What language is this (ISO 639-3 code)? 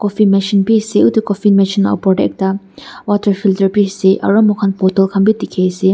nag